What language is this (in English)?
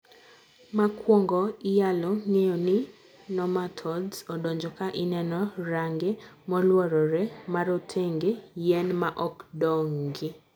Luo (Kenya and Tanzania)